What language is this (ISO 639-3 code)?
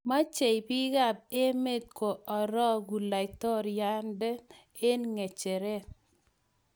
kln